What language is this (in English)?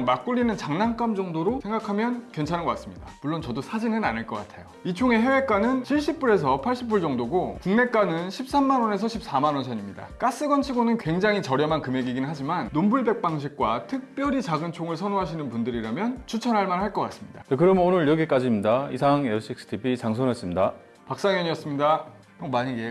Korean